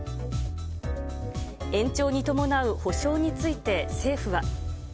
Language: Japanese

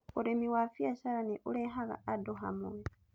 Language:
Kikuyu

